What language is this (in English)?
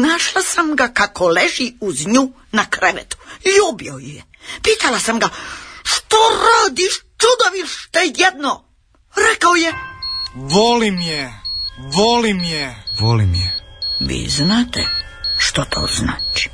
Croatian